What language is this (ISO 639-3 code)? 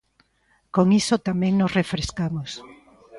glg